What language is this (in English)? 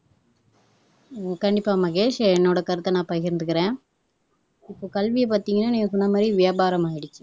Tamil